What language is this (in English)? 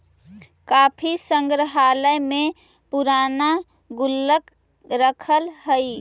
Magahi